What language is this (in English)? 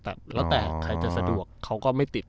Thai